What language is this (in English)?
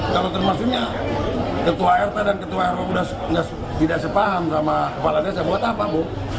Indonesian